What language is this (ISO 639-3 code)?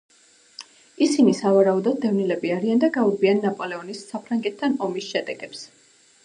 kat